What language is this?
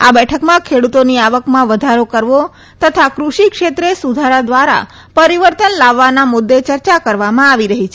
Gujarati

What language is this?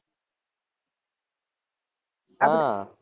Gujarati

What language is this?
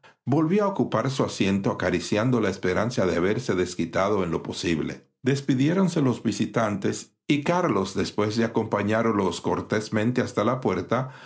Spanish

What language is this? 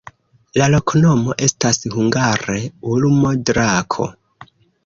Esperanto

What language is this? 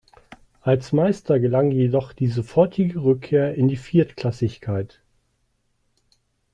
German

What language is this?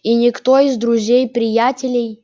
Russian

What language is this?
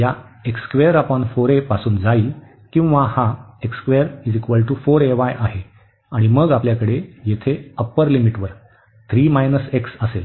Marathi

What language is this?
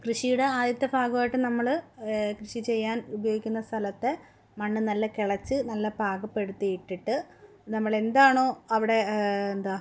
Malayalam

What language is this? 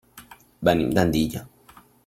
Catalan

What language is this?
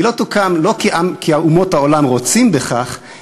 Hebrew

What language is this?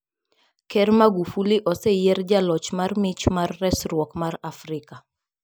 Luo (Kenya and Tanzania)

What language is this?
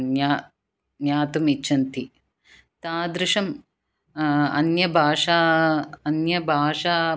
Sanskrit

